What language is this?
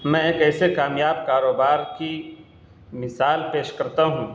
Urdu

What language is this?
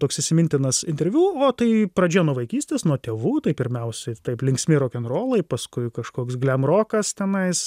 Lithuanian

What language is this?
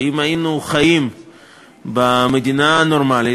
Hebrew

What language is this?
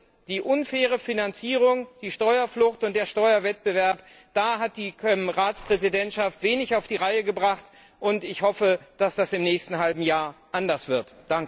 German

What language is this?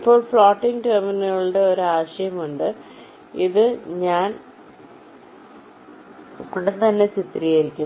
Malayalam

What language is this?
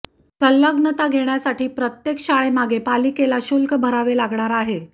Marathi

